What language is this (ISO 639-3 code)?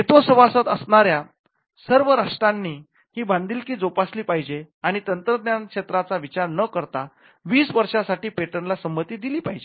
mar